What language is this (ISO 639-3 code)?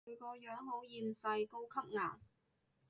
yue